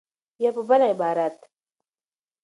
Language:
Pashto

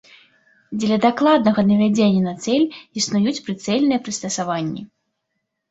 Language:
Belarusian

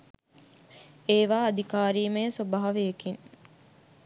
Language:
Sinhala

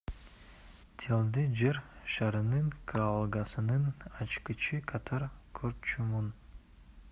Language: Kyrgyz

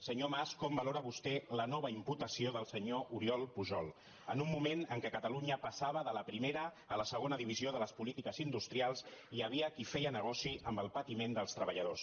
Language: Catalan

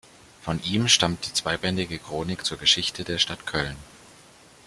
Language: German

